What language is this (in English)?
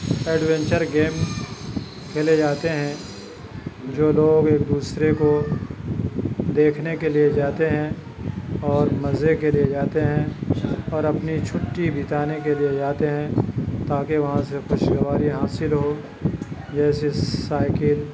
Urdu